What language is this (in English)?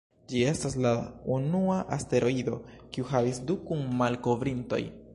Esperanto